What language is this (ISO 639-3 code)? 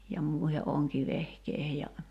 fin